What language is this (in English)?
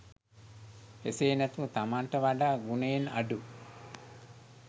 Sinhala